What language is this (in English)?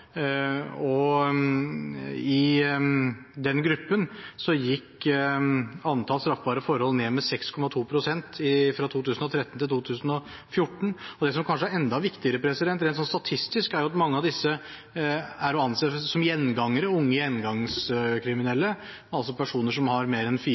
Norwegian Bokmål